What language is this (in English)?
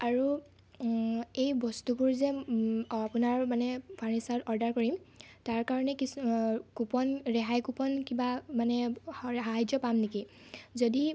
Assamese